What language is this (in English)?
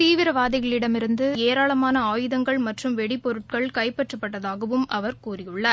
Tamil